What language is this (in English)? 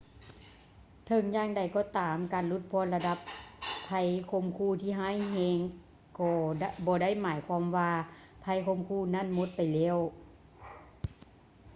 Lao